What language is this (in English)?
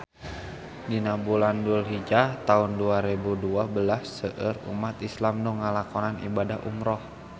Sundanese